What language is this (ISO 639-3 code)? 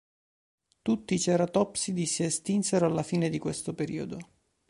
ita